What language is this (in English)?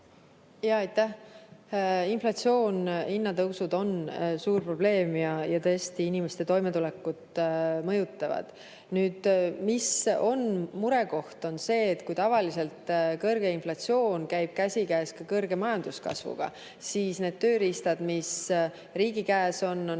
Estonian